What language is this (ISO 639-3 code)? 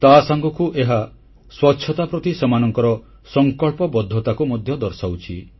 ori